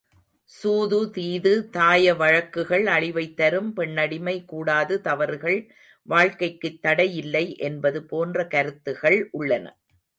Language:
Tamil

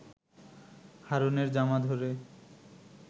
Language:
Bangla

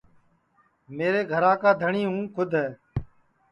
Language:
Sansi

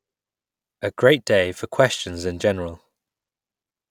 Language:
English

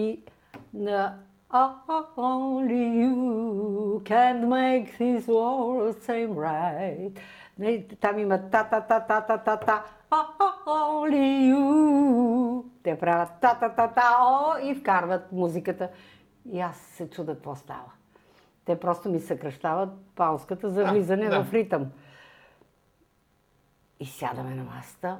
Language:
Bulgarian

